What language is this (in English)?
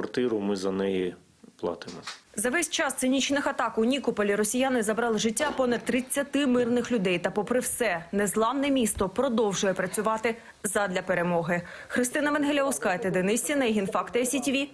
Ukrainian